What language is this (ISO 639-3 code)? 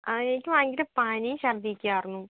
mal